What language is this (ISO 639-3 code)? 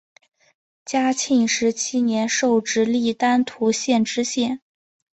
zho